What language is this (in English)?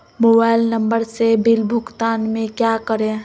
Magahi